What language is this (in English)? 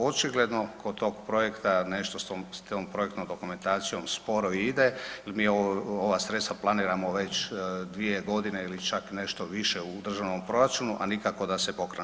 Croatian